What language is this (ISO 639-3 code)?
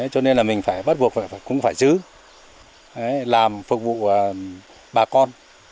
vie